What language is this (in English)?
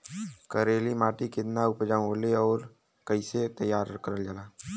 Bhojpuri